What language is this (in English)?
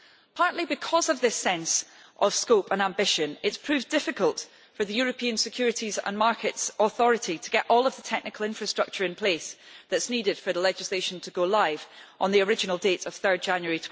English